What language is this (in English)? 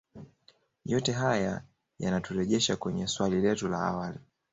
Swahili